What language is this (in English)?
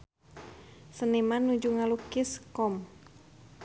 Sundanese